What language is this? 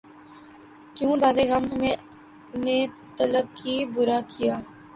Urdu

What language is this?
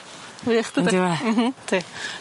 Welsh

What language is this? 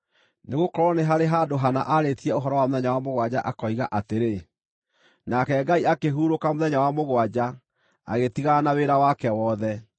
Kikuyu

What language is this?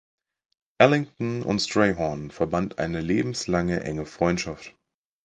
German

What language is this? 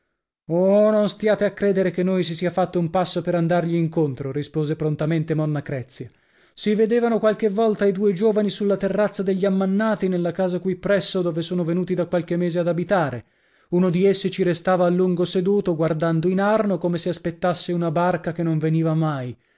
Italian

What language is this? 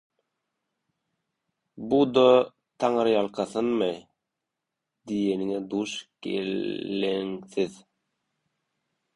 Turkmen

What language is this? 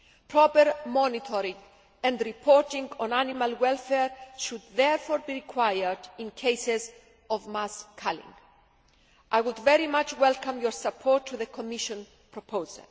English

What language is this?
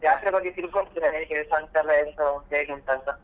Kannada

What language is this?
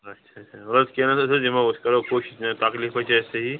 Kashmiri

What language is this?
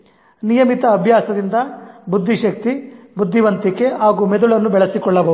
Kannada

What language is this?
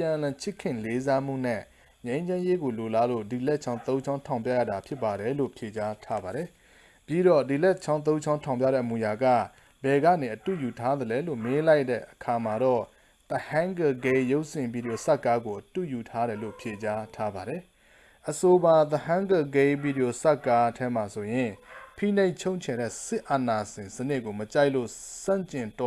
Burmese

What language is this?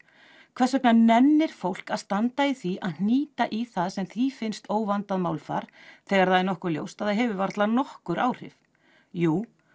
Icelandic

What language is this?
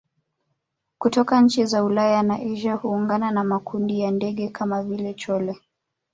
Swahili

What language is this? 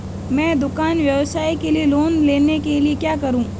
Hindi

